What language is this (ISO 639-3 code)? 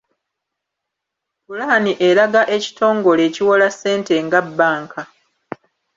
lug